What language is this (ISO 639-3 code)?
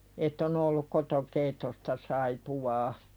fin